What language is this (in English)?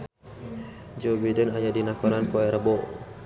Sundanese